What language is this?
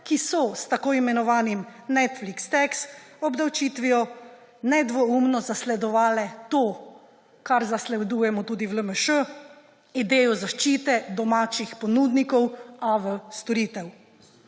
Slovenian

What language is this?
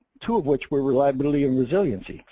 English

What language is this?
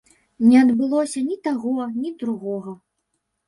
Belarusian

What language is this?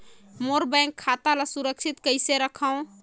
Chhattisgarhi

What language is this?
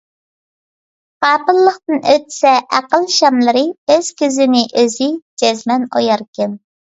Uyghur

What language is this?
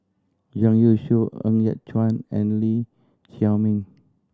English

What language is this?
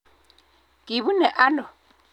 Kalenjin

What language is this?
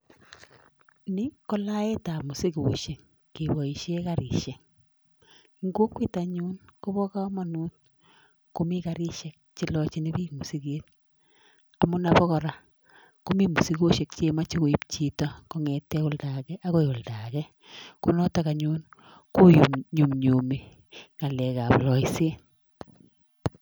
Kalenjin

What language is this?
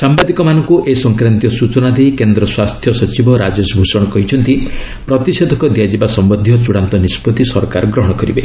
Odia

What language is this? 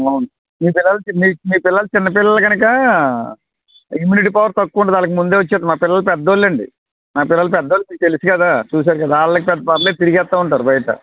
Telugu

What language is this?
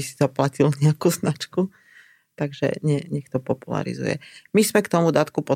Slovak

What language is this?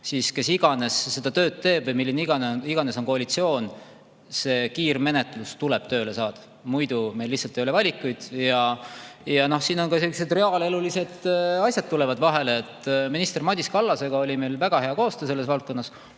Estonian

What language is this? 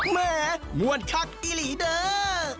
Thai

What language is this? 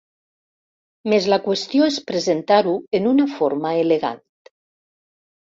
Catalan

